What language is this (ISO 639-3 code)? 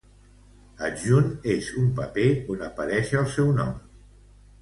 cat